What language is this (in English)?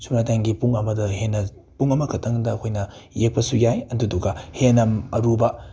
Manipuri